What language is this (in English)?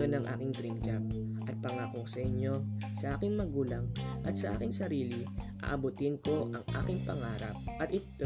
Filipino